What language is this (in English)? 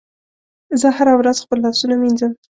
Pashto